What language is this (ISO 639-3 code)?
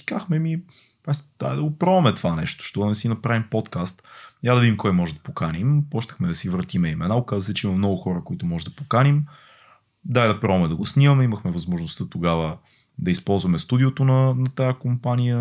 bul